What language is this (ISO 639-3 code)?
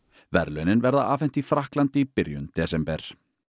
isl